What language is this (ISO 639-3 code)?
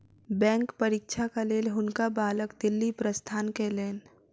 mai